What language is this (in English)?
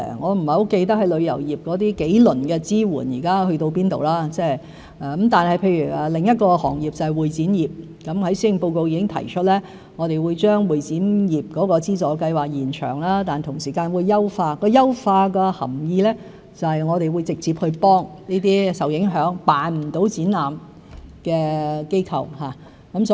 Cantonese